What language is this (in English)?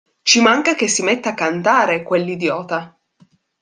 Italian